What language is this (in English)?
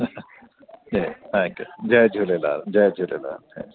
Sindhi